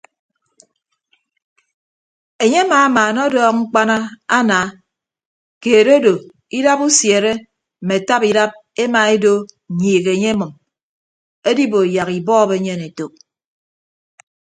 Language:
Ibibio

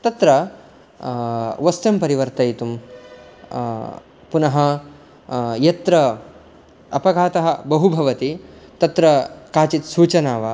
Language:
Sanskrit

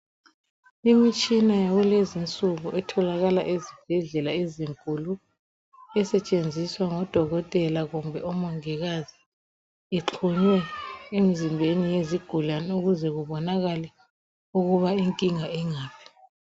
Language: North Ndebele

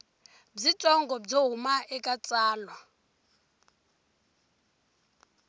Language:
Tsonga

